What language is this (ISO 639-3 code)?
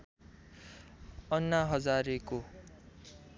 nep